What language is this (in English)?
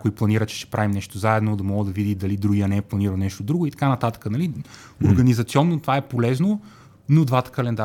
Bulgarian